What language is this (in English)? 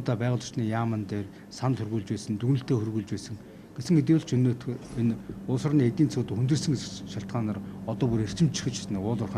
Arabic